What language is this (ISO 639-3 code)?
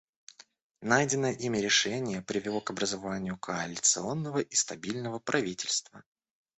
rus